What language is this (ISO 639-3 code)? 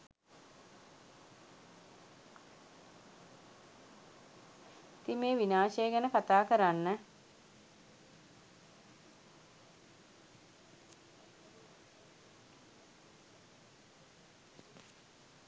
sin